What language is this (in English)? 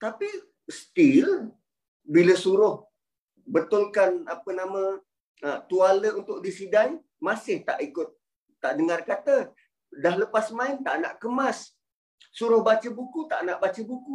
Malay